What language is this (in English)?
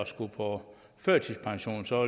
Danish